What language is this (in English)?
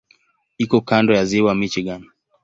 Swahili